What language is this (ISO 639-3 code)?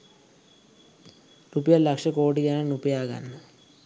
sin